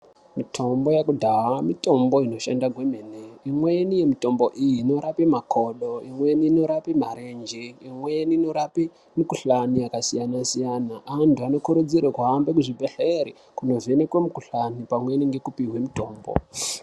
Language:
Ndau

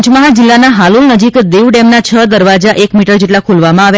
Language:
Gujarati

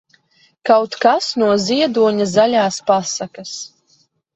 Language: Latvian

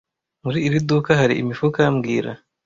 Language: Kinyarwanda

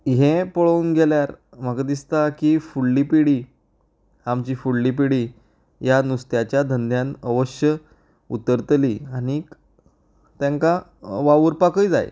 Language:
Konkani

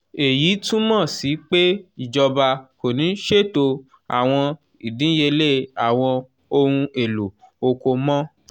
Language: Yoruba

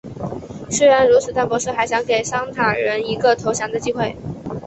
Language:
Chinese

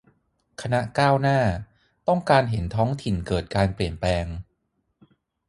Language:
Thai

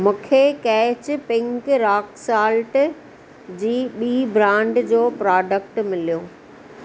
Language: Sindhi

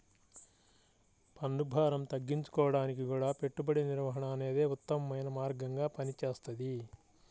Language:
Telugu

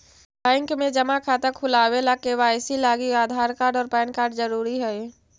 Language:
Magahi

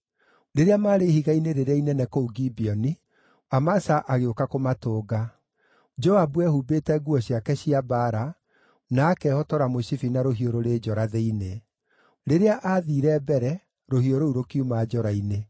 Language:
Kikuyu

